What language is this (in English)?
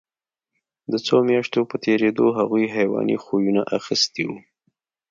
Pashto